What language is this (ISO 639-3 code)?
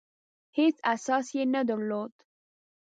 pus